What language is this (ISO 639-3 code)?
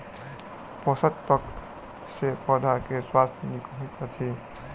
mai